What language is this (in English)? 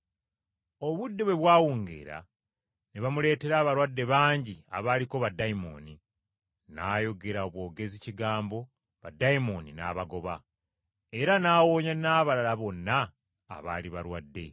Ganda